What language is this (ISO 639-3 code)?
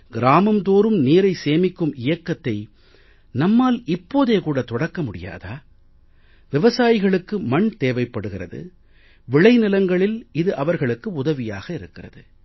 tam